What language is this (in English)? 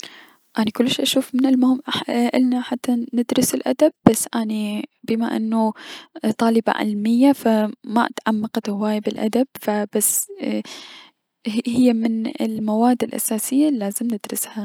Mesopotamian Arabic